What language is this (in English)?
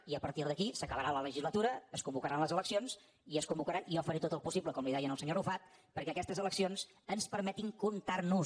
Catalan